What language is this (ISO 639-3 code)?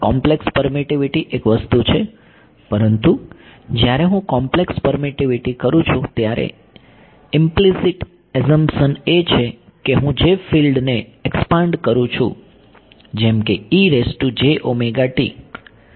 guj